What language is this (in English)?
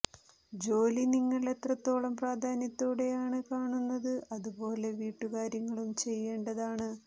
Malayalam